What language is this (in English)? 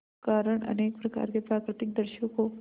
Hindi